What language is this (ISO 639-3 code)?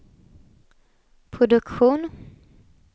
swe